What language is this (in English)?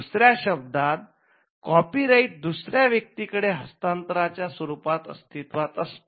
Marathi